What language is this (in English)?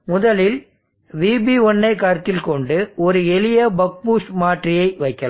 Tamil